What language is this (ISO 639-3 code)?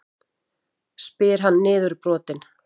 isl